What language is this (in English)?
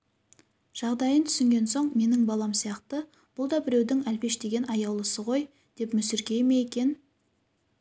Kazakh